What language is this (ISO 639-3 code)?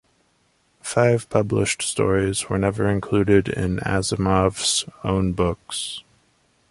eng